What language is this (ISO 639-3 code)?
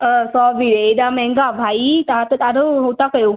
snd